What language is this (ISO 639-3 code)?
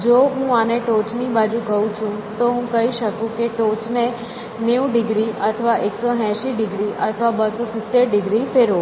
guj